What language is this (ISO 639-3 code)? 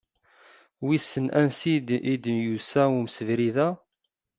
kab